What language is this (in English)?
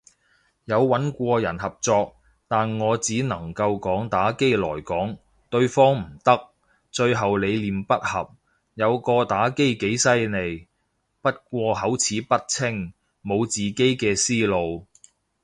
Cantonese